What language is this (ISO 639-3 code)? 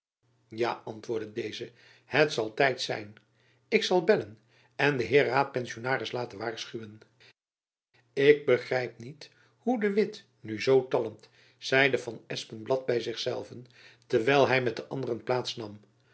nld